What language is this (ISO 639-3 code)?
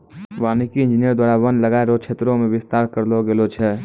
mai